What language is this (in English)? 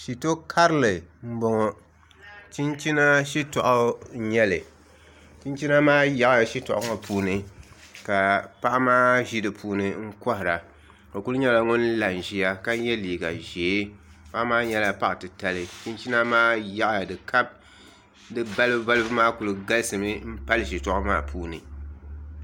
Dagbani